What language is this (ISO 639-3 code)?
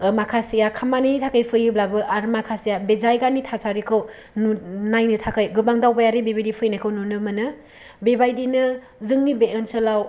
brx